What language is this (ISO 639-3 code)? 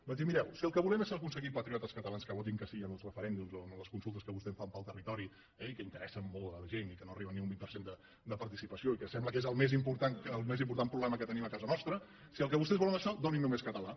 cat